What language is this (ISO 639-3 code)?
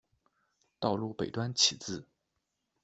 zho